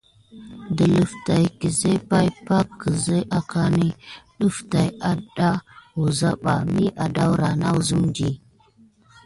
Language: Gidar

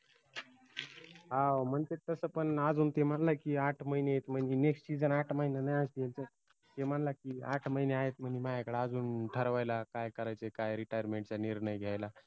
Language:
Marathi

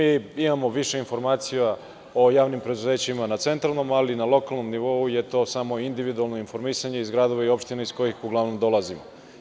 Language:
Serbian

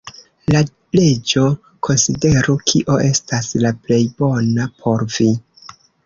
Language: Esperanto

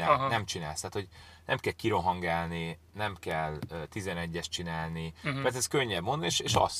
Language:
Hungarian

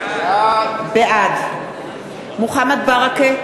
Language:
Hebrew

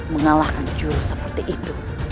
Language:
Indonesian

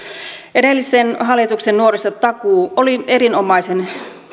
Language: Finnish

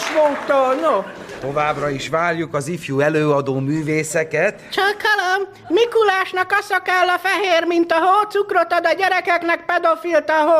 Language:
Hungarian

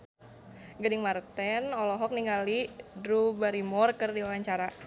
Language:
Sundanese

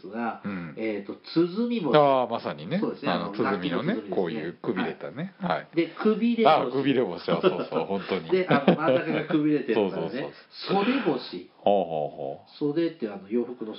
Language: Japanese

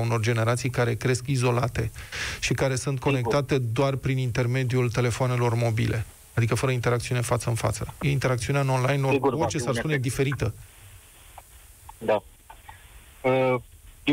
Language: Romanian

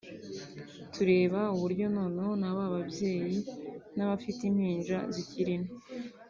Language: Kinyarwanda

